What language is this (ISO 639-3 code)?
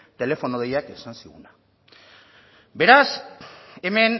eus